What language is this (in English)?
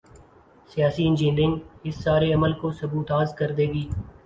Urdu